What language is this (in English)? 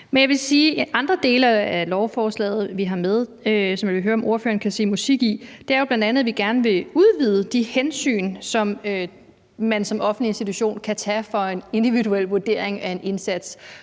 Danish